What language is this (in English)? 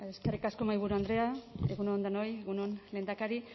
Basque